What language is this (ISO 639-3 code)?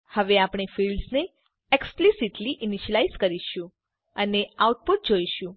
guj